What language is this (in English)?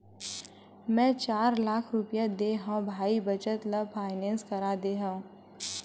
Chhattisgarhi